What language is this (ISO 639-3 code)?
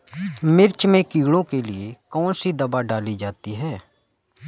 hin